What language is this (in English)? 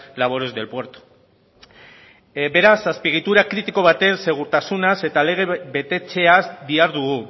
Basque